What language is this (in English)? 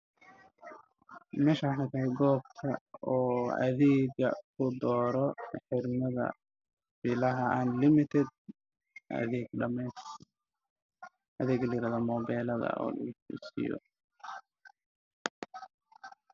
Somali